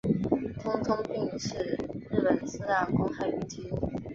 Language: Chinese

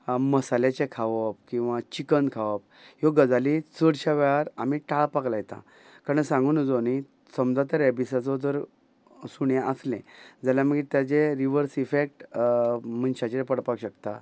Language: Konkani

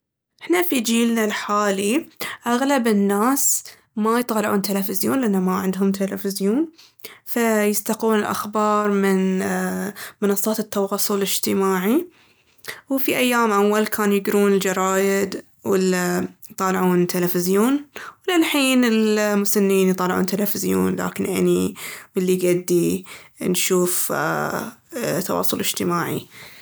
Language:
Baharna Arabic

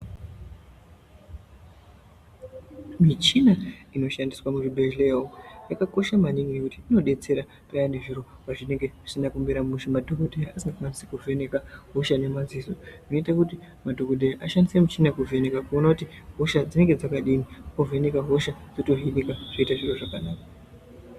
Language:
Ndau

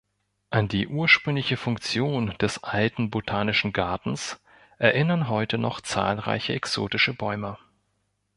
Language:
German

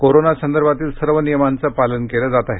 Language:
Marathi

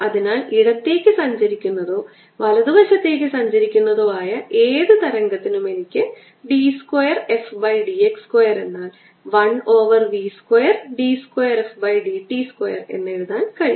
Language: Malayalam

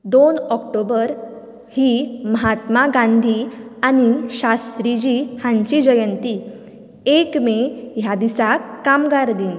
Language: Konkani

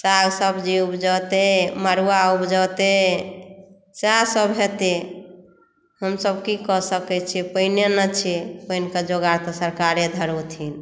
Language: Maithili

